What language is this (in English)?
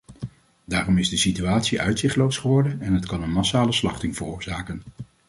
Dutch